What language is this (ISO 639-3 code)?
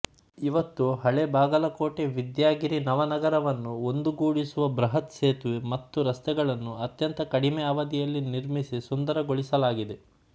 kan